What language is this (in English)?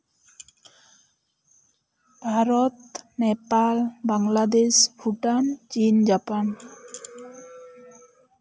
Santali